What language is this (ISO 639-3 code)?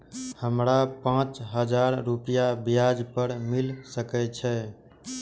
mai